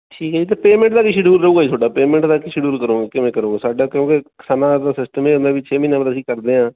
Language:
Punjabi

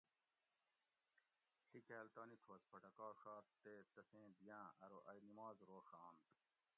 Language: Gawri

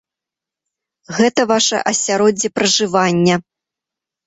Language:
Belarusian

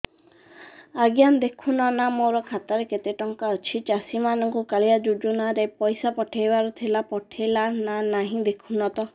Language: Odia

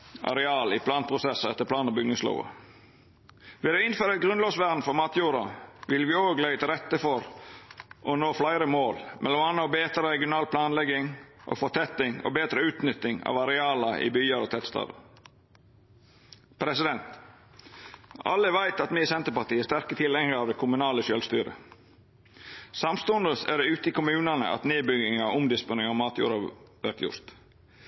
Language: Norwegian Nynorsk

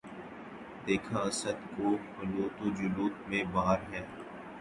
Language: Urdu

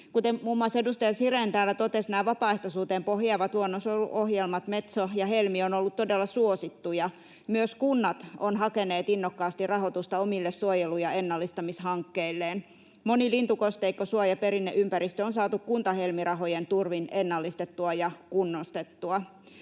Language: Finnish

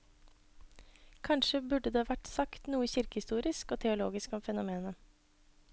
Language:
Norwegian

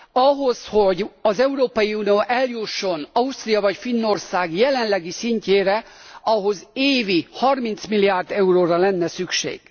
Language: Hungarian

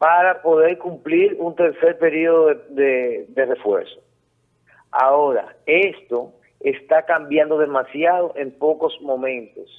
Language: Spanish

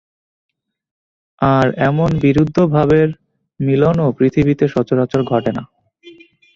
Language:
Bangla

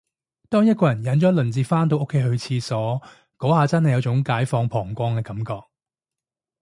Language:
Cantonese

